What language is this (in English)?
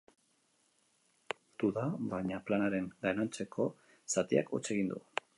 Basque